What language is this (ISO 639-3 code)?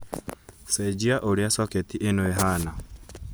kik